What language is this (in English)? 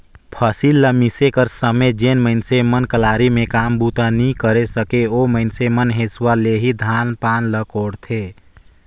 Chhattisgarhi